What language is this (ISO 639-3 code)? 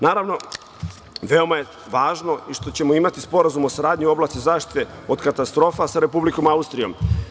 srp